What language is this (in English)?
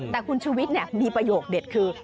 Thai